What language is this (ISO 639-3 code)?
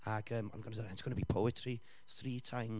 cym